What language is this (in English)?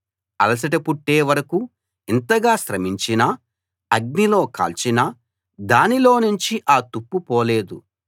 Telugu